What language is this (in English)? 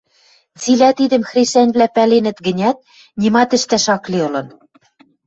Western Mari